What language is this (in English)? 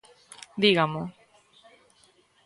Galician